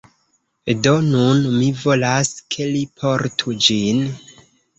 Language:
Esperanto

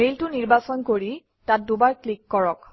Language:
Assamese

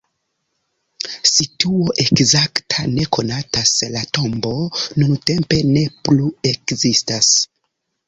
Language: Esperanto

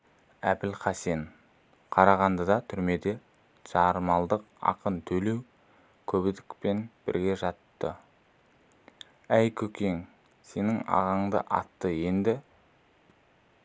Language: Kazakh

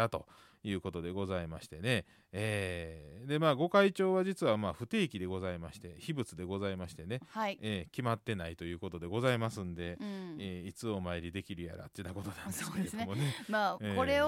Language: Japanese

